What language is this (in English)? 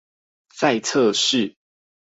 Chinese